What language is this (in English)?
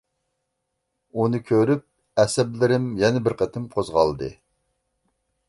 Uyghur